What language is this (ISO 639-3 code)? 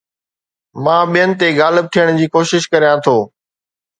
snd